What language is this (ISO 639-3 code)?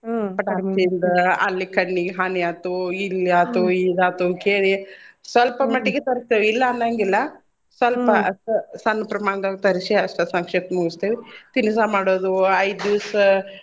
kan